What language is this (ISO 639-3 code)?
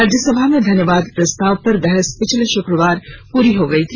hin